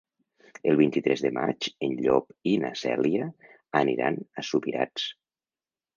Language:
Catalan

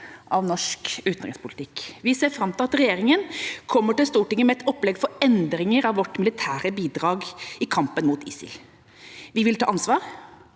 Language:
Norwegian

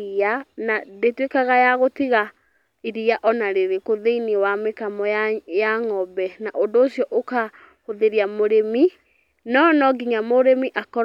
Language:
Kikuyu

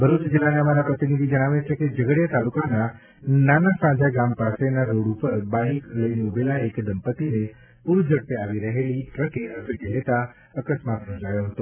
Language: Gujarati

